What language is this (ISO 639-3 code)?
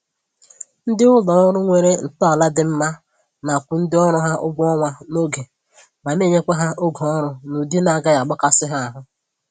ibo